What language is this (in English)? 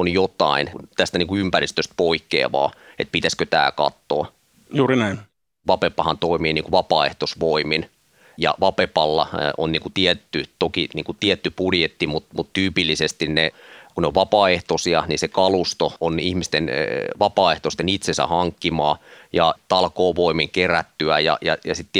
Finnish